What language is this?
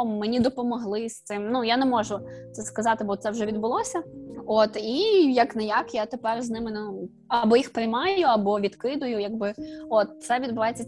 Ukrainian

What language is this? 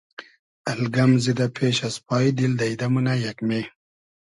Hazaragi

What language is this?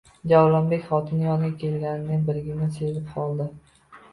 Uzbek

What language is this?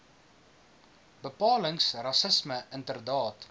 Afrikaans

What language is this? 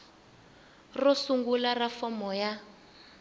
Tsonga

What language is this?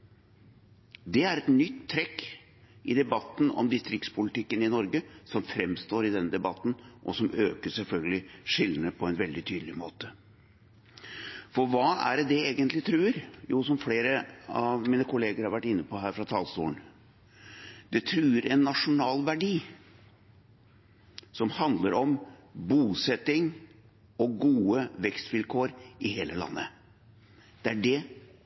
Norwegian Bokmål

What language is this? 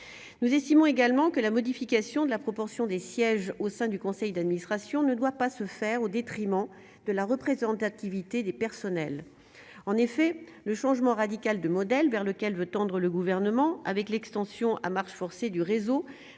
French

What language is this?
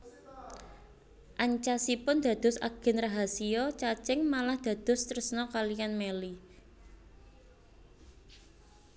Javanese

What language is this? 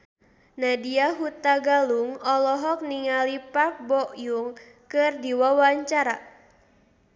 Sundanese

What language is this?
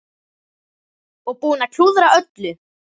Icelandic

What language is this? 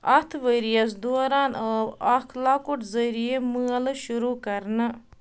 Kashmiri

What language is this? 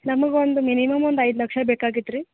Kannada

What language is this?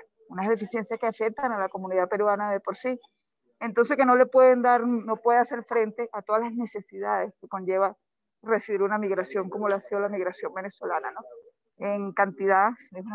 Spanish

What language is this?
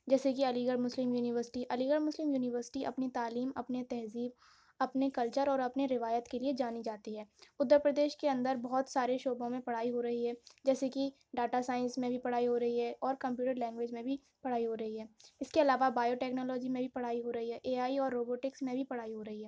Urdu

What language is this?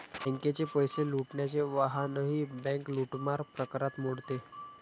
Marathi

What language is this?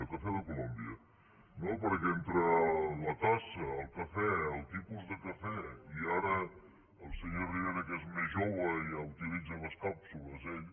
Catalan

